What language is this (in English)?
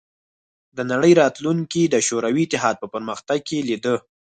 Pashto